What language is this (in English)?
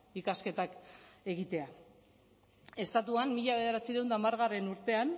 Basque